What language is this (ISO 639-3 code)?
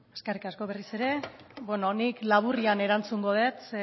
eus